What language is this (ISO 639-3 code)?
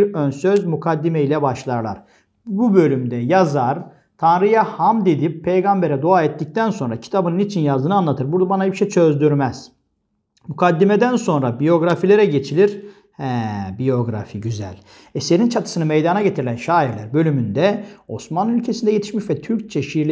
tur